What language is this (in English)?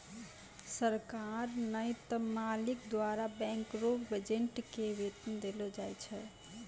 Maithili